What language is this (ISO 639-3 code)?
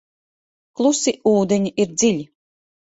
lav